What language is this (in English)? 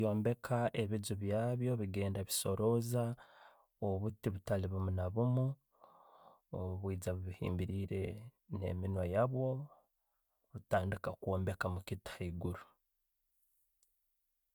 Tooro